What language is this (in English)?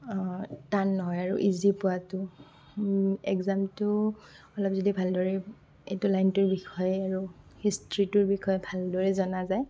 Assamese